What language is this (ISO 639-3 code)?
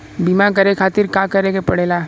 bho